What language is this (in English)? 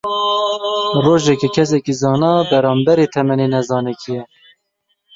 Kurdish